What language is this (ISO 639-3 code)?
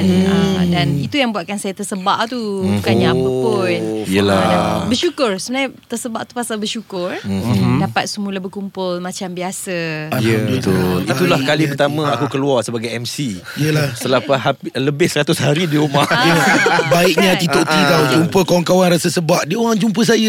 msa